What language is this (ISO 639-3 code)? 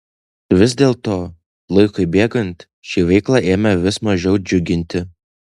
lit